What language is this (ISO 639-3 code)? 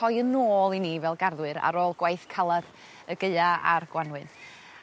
cym